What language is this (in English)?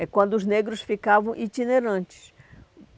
Portuguese